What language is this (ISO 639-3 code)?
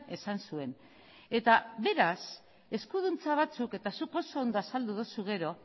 eus